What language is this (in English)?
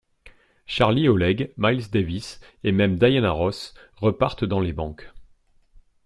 French